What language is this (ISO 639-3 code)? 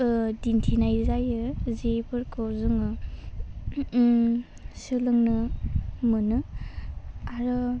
brx